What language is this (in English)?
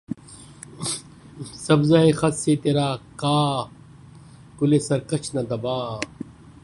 Urdu